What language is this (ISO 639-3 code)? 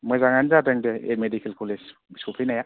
brx